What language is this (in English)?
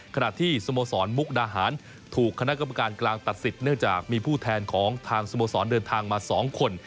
Thai